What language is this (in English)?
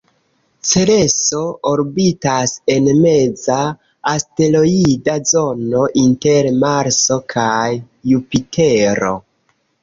Esperanto